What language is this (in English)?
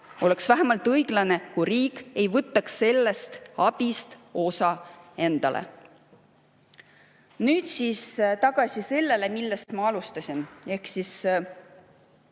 Estonian